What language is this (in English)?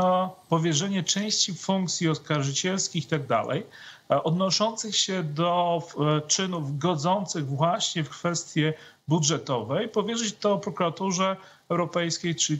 Polish